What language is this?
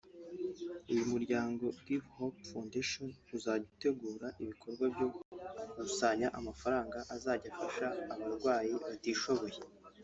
Kinyarwanda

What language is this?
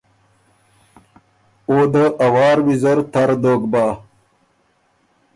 Ormuri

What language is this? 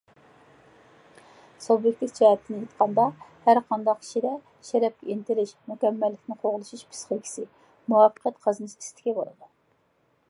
Uyghur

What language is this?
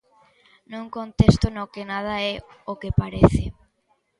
Galician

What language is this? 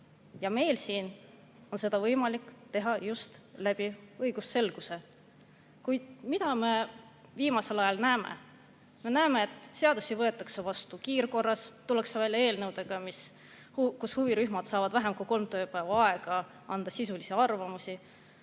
Estonian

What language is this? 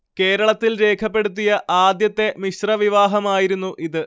Malayalam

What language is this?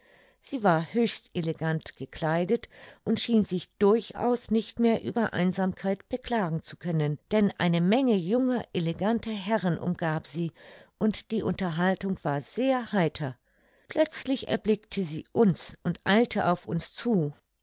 German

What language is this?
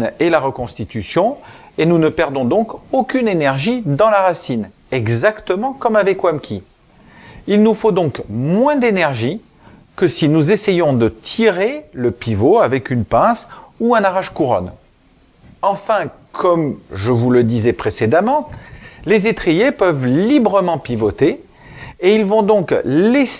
French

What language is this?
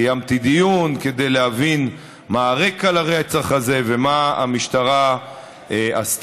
Hebrew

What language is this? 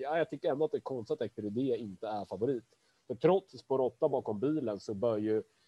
Swedish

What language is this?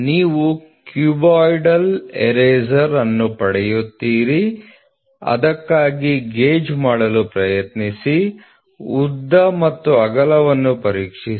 Kannada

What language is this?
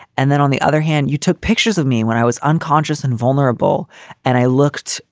English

